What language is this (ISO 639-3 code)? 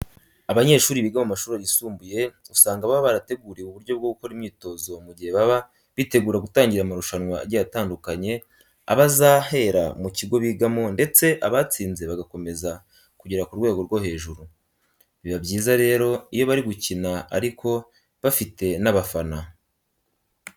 kin